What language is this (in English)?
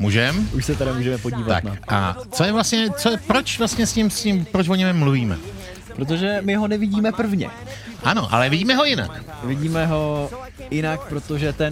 Czech